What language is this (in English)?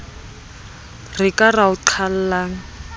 Southern Sotho